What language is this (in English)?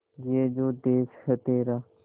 Hindi